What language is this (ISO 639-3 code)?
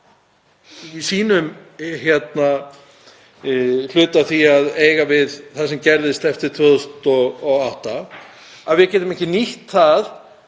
isl